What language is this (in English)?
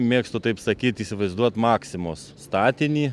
Lithuanian